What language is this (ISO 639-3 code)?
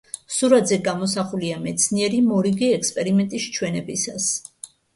kat